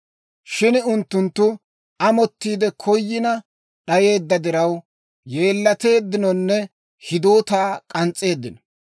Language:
Dawro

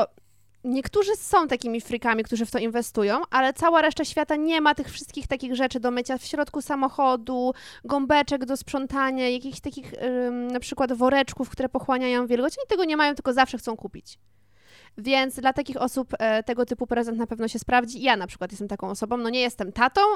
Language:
Polish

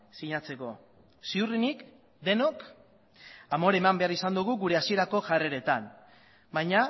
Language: Basque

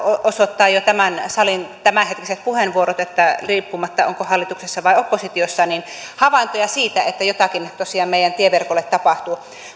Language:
Finnish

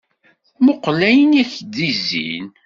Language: Kabyle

